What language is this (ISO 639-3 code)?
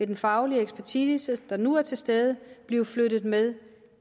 dan